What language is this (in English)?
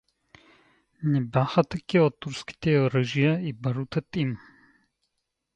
Bulgarian